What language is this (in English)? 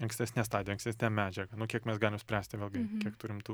Lithuanian